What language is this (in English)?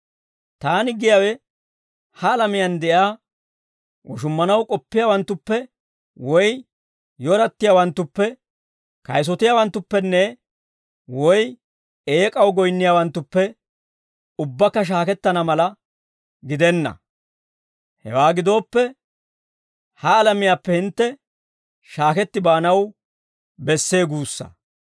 Dawro